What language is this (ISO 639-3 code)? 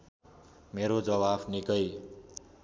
nep